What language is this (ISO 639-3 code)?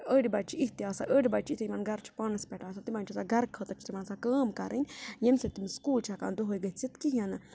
kas